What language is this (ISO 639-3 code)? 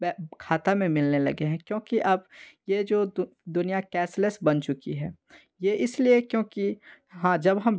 hin